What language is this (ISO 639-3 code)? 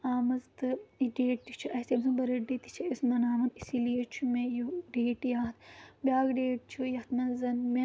kas